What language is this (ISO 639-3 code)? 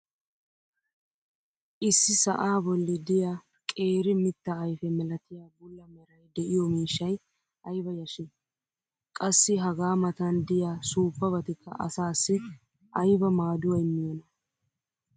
wal